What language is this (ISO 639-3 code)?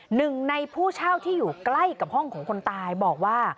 tha